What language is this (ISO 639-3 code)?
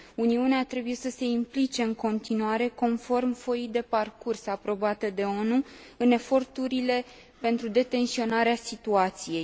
ron